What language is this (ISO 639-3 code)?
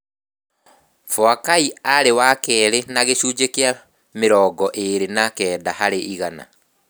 kik